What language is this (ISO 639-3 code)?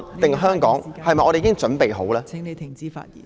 yue